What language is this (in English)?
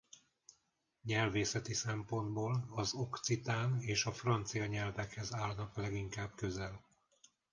Hungarian